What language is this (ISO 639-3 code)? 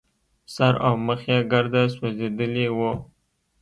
pus